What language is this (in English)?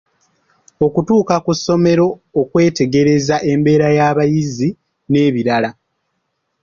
Ganda